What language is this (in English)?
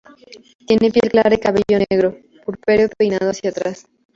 Spanish